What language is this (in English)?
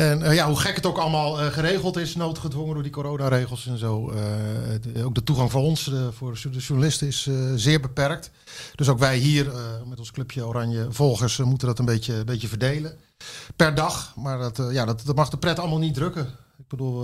Dutch